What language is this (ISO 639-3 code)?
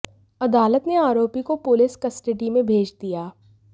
hin